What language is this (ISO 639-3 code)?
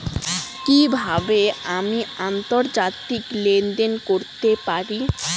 ben